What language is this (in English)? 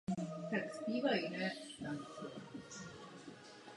Czech